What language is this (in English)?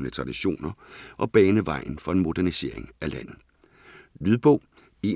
Danish